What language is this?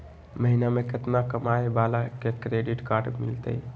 Magahi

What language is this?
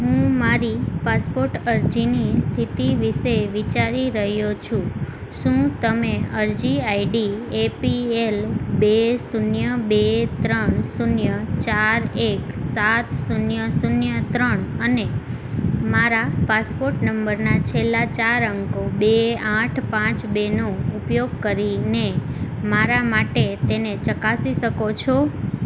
Gujarati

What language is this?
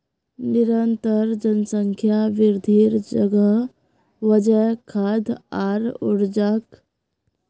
Magahi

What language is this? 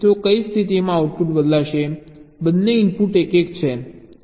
Gujarati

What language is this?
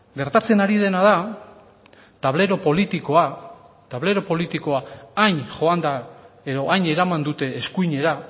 Basque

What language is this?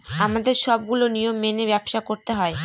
Bangla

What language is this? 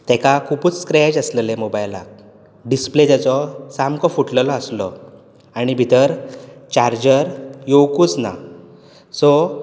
Konkani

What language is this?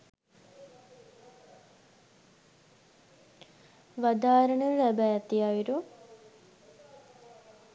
Sinhala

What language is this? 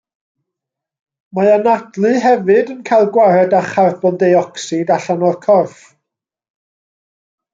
Welsh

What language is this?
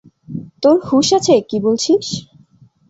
Bangla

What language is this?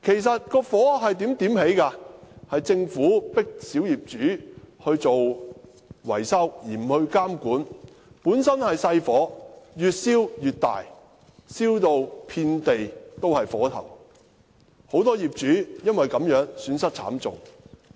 Cantonese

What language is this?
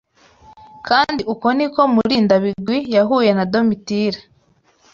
Kinyarwanda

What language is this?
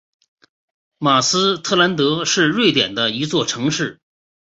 Chinese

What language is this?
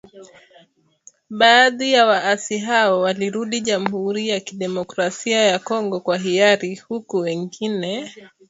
Swahili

